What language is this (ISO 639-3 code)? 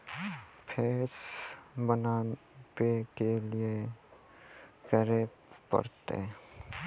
mai